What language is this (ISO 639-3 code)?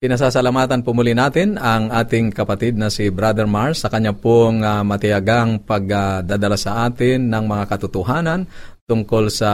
fil